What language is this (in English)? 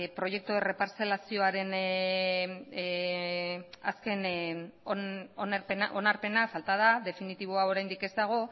Basque